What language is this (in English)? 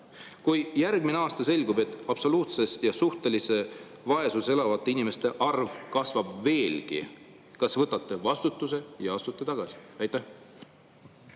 Estonian